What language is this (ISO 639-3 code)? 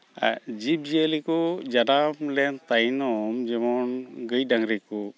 sat